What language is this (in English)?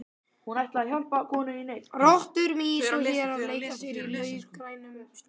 Icelandic